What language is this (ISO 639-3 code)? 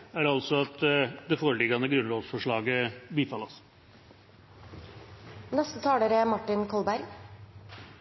nob